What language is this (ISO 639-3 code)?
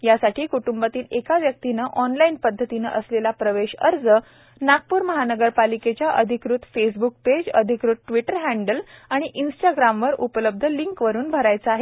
mar